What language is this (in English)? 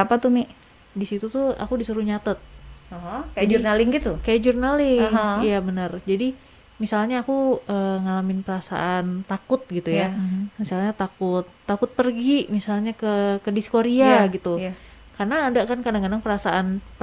Indonesian